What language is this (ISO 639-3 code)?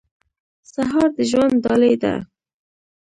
pus